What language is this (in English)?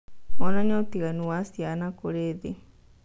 Kikuyu